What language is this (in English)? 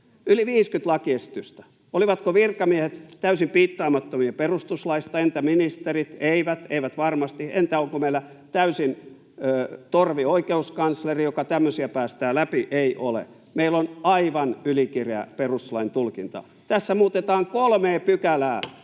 Finnish